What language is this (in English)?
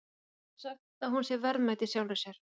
Icelandic